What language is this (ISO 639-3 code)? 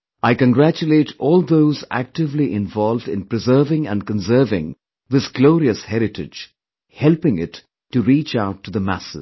eng